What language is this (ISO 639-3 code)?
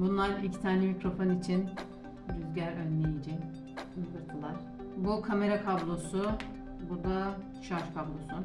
tur